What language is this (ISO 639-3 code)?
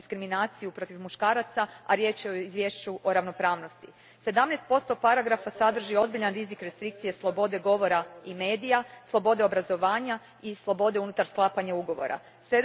hrv